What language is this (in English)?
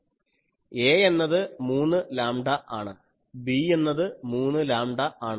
Malayalam